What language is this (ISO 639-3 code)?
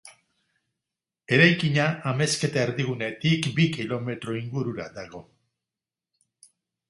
eus